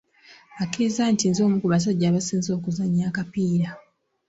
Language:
Ganda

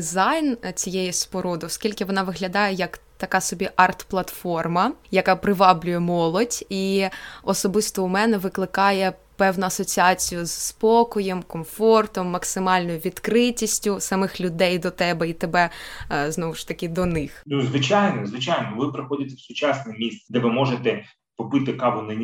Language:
Ukrainian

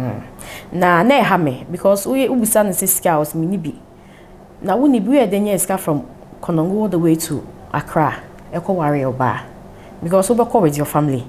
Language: English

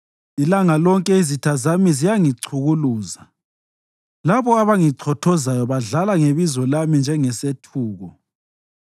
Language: North Ndebele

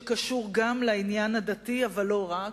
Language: Hebrew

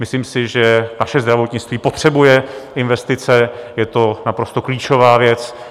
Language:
Czech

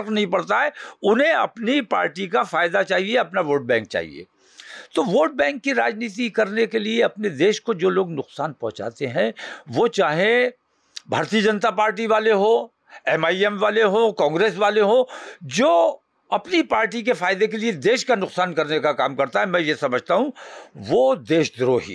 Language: Hindi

